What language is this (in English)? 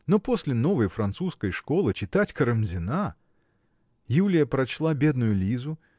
Russian